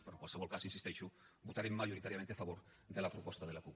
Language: Catalan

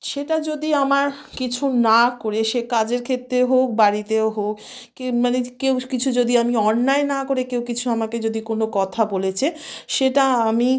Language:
Bangla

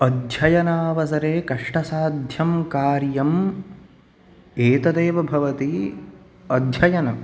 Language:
Sanskrit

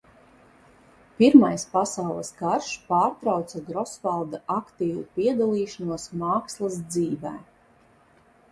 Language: Latvian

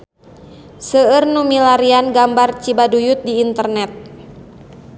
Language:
Sundanese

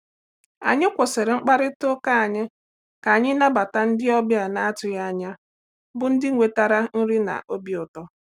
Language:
Igbo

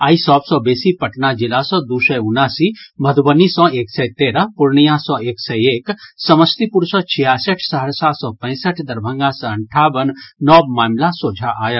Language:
Maithili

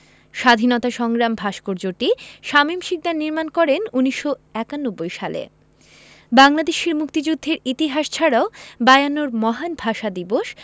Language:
Bangla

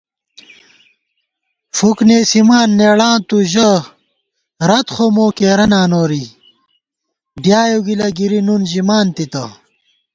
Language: Gawar-Bati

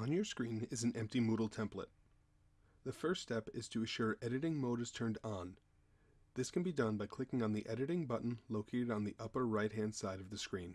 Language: English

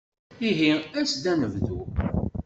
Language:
Kabyle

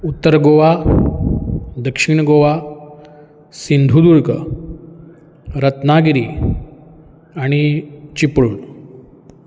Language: Konkani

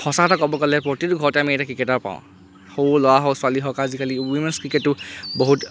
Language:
Assamese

